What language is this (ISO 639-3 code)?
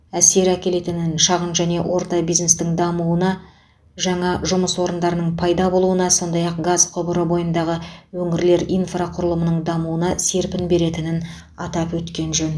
kaz